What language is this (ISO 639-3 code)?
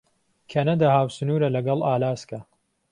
ckb